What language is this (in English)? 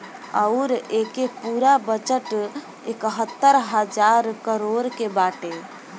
Bhojpuri